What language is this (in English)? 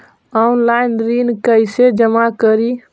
Magahi